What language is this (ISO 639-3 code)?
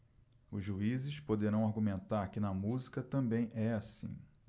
por